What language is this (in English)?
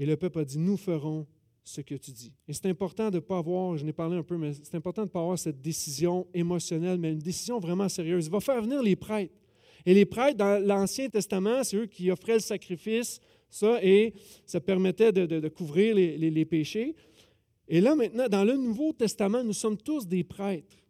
French